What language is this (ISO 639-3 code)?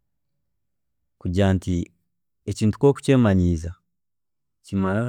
cgg